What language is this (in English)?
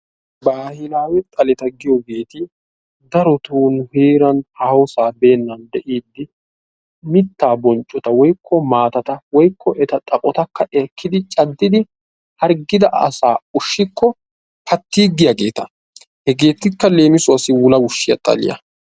Wolaytta